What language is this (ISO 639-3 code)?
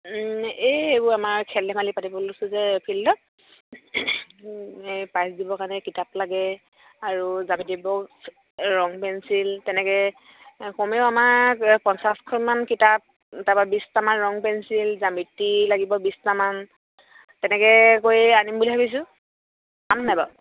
asm